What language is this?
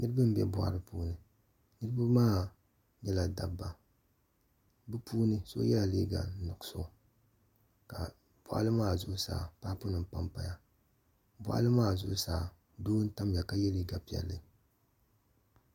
Dagbani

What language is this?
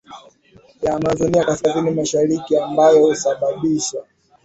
Swahili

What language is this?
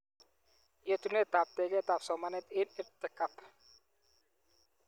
Kalenjin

